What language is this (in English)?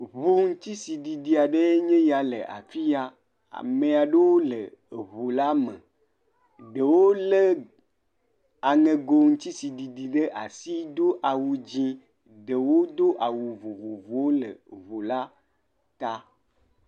Ewe